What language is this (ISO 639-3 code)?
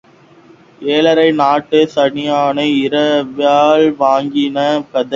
tam